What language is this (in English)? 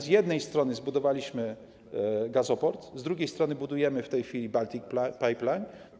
Polish